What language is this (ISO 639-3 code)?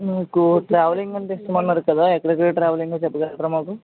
tel